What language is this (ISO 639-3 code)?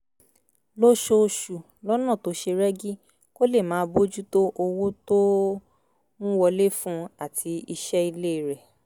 yor